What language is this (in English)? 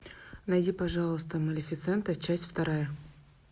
Russian